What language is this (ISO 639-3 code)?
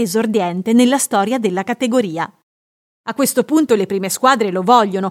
ita